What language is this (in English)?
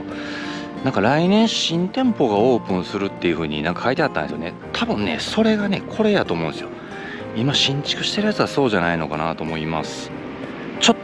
Japanese